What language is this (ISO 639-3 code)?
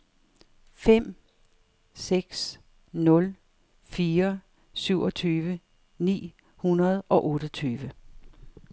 dan